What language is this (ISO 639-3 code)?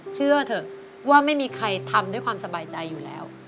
tha